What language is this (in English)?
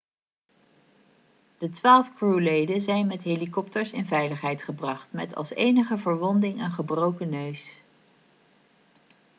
Dutch